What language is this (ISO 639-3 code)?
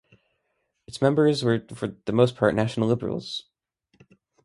eng